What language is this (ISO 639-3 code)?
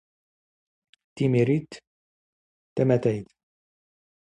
zgh